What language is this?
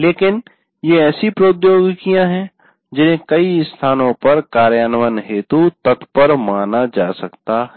Hindi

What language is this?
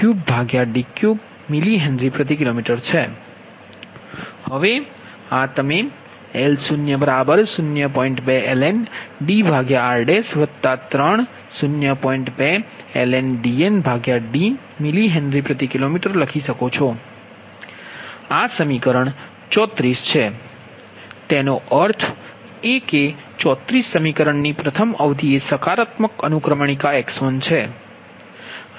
Gujarati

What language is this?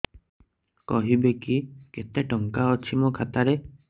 Odia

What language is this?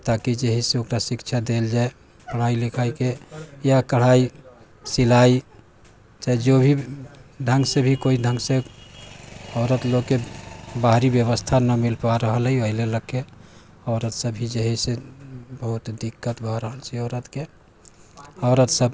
Maithili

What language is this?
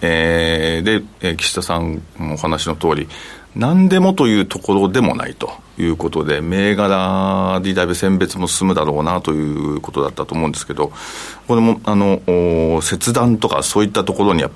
Japanese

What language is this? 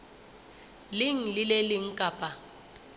Southern Sotho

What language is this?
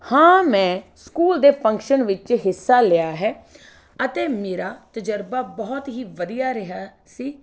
Punjabi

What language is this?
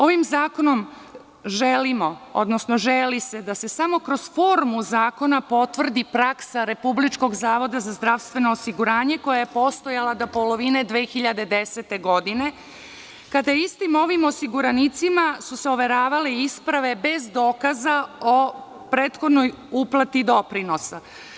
Serbian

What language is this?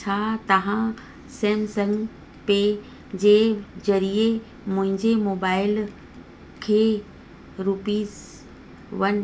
Sindhi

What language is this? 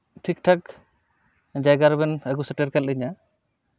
Santali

